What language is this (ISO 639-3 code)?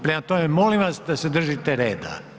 hrv